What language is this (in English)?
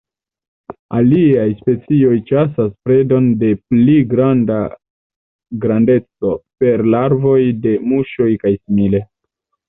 Esperanto